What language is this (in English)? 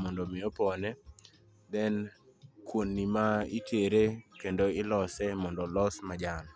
Luo (Kenya and Tanzania)